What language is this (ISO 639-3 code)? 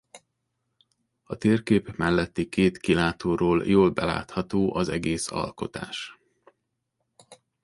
hun